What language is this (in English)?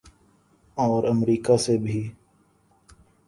Urdu